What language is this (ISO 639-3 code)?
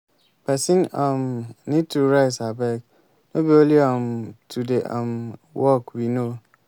pcm